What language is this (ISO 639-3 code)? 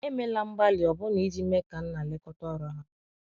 ibo